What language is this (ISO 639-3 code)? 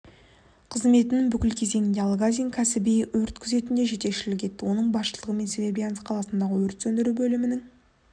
kaz